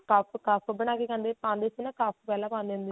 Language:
Punjabi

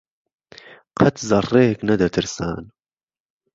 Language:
Central Kurdish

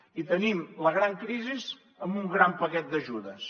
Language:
Catalan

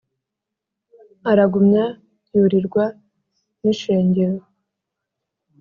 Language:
Kinyarwanda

